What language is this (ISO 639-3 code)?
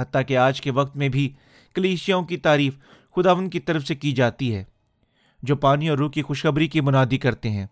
urd